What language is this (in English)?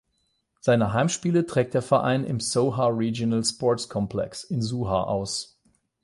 German